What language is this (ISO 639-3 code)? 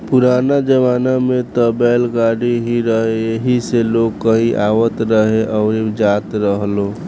bho